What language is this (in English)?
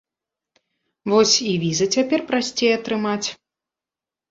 Belarusian